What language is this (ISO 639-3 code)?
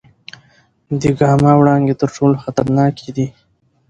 pus